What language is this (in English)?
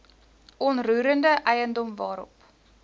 Afrikaans